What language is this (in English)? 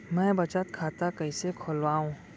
Chhattisgarhi